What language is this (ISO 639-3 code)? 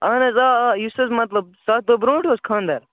kas